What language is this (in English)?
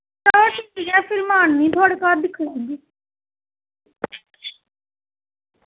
Dogri